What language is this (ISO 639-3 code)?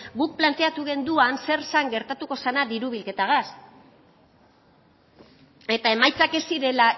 eus